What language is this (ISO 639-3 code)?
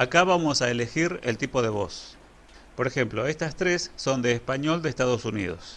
spa